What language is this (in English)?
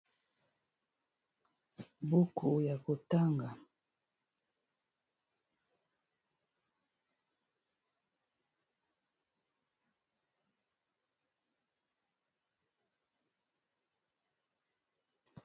Lingala